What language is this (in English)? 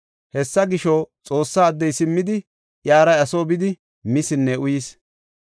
Gofa